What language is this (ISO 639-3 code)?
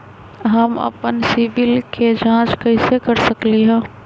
mag